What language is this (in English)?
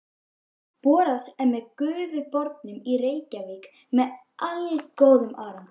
Icelandic